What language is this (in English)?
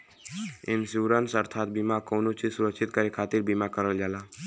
Bhojpuri